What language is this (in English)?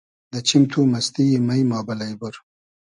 Hazaragi